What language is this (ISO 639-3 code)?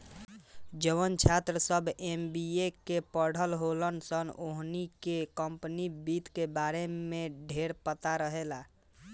bho